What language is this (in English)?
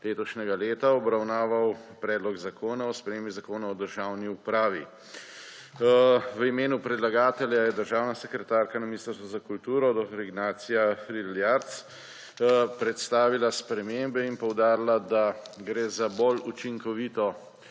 Slovenian